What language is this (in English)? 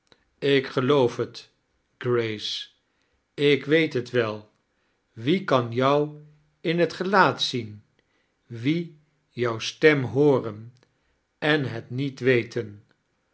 Dutch